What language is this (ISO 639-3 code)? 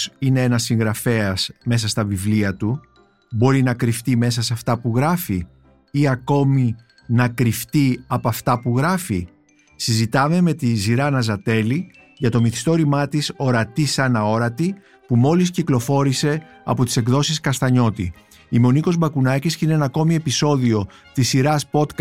ell